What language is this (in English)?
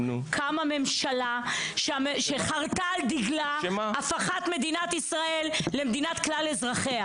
Hebrew